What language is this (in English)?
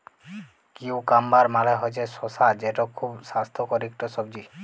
Bangla